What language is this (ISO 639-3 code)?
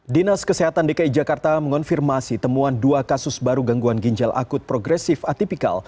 ind